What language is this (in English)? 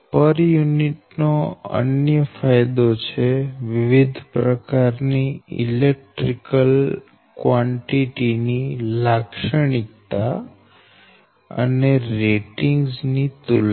Gujarati